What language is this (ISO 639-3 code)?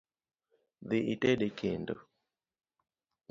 luo